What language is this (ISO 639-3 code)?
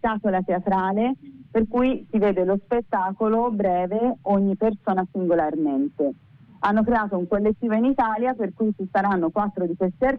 ita